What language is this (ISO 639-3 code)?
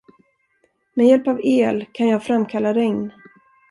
swe